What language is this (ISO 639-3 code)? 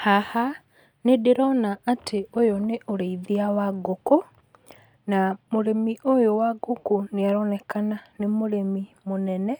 kik